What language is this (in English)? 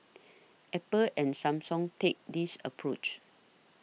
English